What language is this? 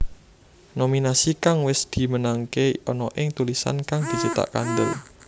Javanese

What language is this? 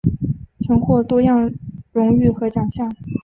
Chinese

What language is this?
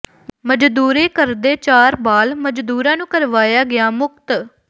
Punjabi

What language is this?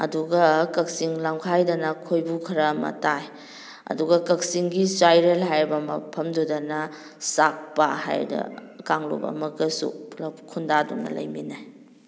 Manipuri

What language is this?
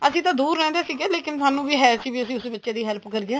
Punjabi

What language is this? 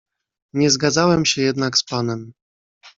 Polish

